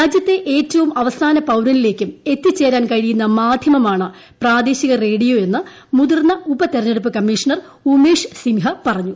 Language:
Malayalam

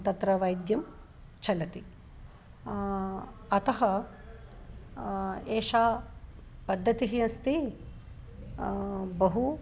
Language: Sanskrit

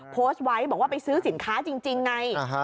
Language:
Thai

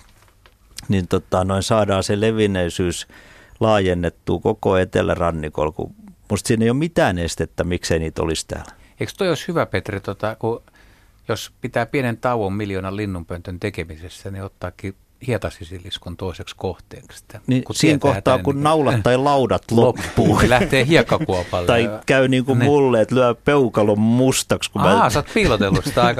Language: Finnish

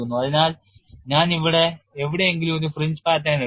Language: Malayalam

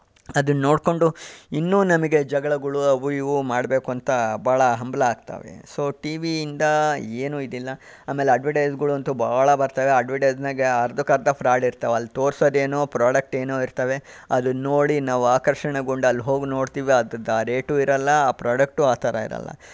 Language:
Kannada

